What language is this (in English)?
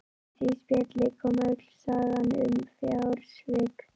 Icelandic